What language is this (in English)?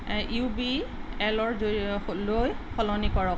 Assamese